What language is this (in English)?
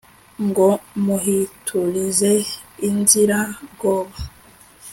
Kinyarwanda